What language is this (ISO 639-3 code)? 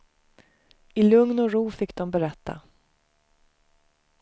swe